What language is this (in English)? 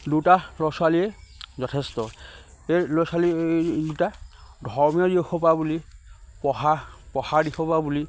Assamese